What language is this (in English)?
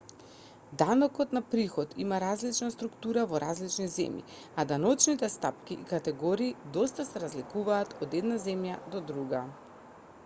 Macedonian